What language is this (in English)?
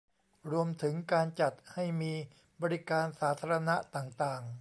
Thai